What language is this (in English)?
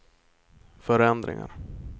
Swedish